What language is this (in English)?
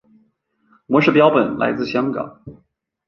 Chinese